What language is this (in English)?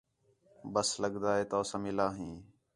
Khetrani